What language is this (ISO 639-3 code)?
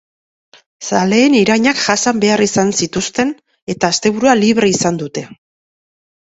eus